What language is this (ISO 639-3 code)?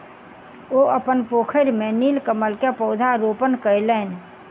mai